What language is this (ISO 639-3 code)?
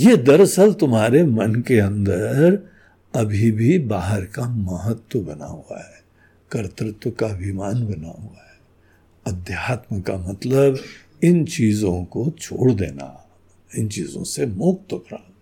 hin